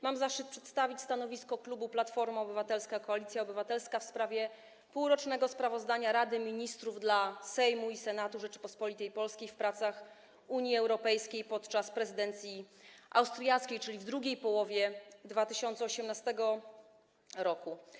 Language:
Polish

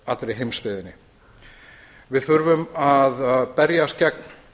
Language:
Icelandic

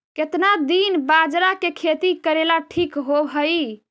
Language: Magahi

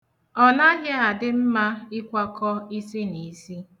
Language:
Igbo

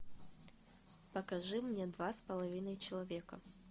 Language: Russian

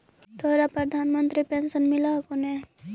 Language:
Magahi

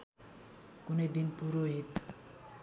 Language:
Nepali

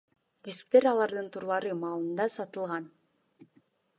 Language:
Kyrgyz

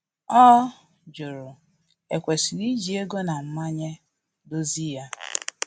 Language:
Igbo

